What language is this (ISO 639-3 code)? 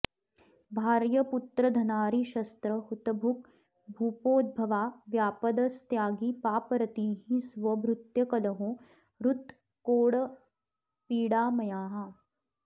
san